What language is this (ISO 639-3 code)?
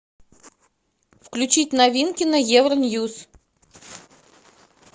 rus